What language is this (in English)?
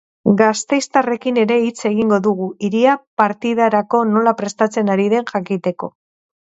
Basque